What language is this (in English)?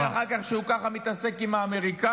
Hebrew